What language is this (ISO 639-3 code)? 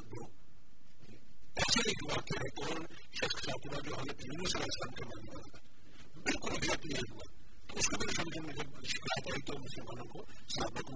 urd